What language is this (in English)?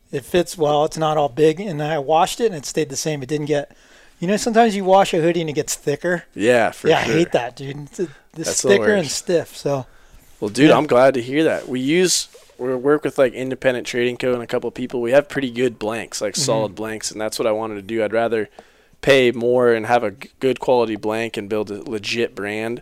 English